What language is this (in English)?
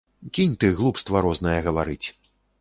Belarusian